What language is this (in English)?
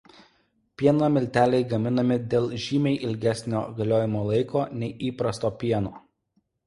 Lithuanian